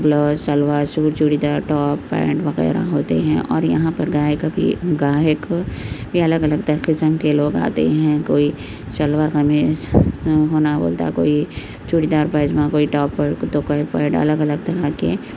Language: Urdu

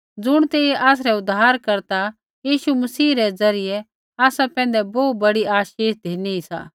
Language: Kullu Pahari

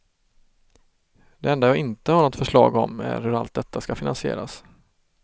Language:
Swedish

